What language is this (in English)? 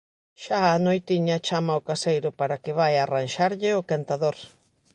Galician